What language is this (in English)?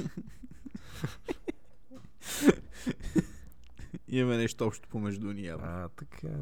Bulgarian